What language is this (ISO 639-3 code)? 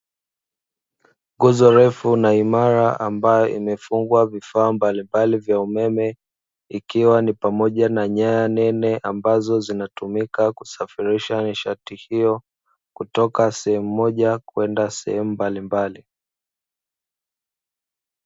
swa